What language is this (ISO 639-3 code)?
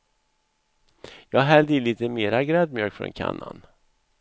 swe